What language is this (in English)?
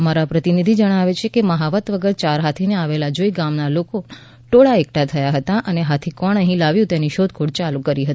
Gujarati